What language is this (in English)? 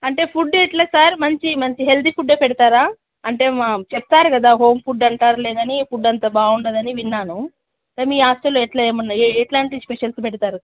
Telugu